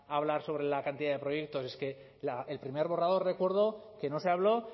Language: Spanish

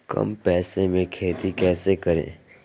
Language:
Magahi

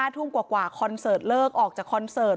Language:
Thai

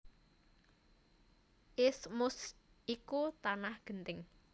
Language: Javanese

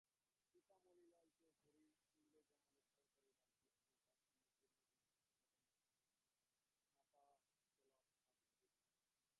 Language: Bangla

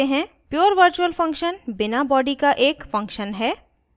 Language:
Hindi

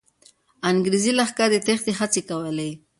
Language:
Pashto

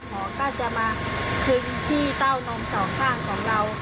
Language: Thai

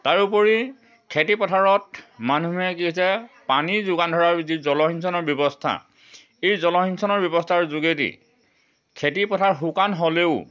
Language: Assamese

